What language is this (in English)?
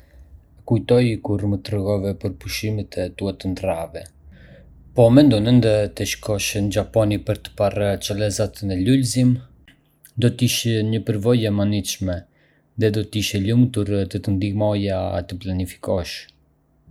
Arbëreshë Albanian